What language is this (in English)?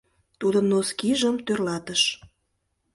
Mari